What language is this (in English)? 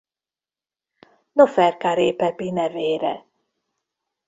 Hungarian